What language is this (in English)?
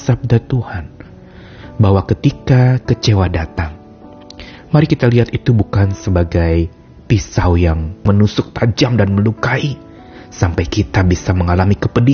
Indonesian